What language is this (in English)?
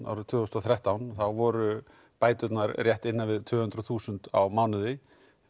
Icelandic